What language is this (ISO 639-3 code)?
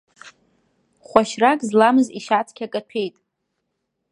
abk